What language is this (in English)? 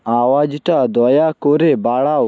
Bangla